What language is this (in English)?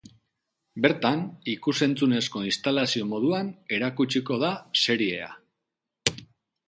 Basque